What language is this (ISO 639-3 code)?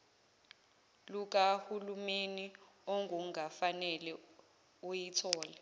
zul